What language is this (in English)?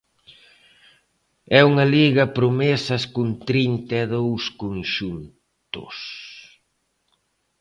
Galician